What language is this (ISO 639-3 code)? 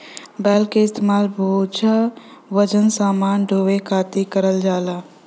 bho